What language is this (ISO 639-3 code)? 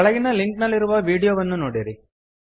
kan